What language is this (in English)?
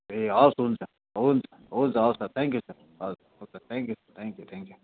Nepali